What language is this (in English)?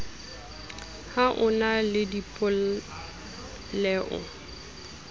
Southern Sotho